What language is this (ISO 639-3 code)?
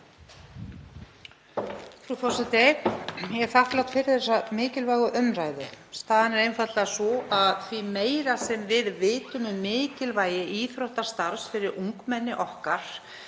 isl